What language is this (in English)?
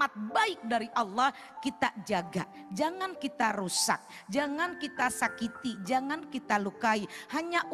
Indonesian